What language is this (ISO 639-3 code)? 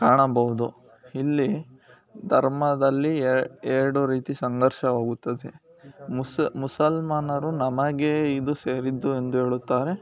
kan